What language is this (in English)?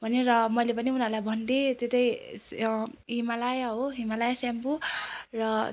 Nepali